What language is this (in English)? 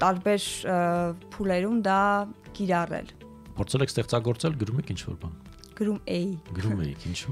Romanian